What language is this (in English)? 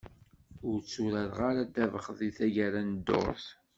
Kabyle